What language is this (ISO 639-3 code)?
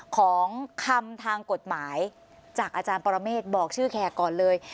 tha